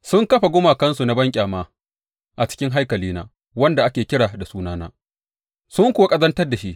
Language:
Hausa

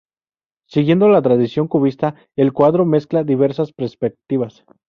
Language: Spanish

